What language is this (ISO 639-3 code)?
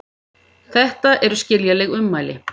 isl